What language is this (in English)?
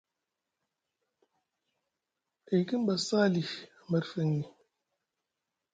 Musgu